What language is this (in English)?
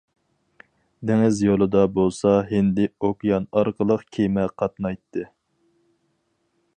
Uyghur